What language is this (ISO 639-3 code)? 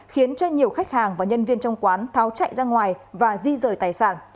vie